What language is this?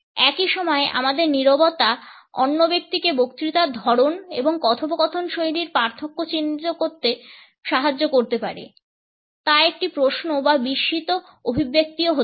Bangla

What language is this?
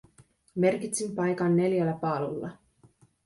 Finnish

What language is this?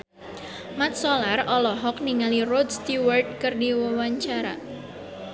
Sundanese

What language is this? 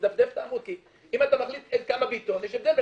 Hebrew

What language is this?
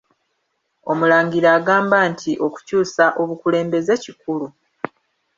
Ganda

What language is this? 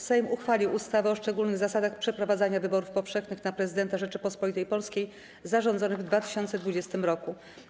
Polish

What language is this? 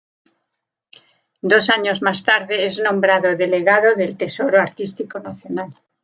Spanish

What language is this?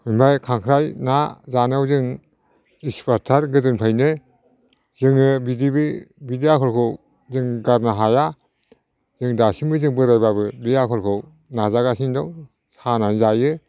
Bodo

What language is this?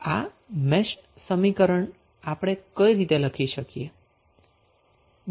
Gujarati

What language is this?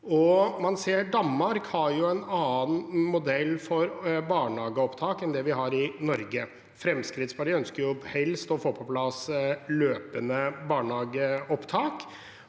Norwegian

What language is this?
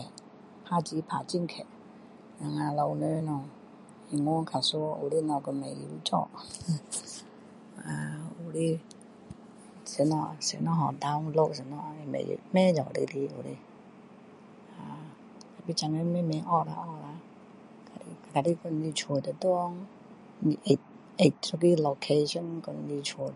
Min Dong Chinese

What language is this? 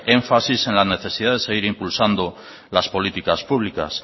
Spanish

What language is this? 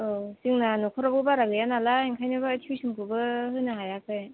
Bodo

